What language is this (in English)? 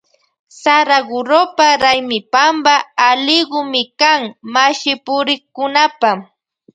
Loja Highland Quichua